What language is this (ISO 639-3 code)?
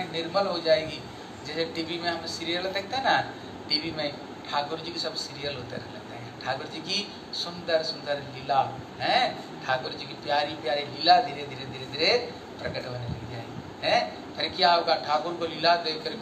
hin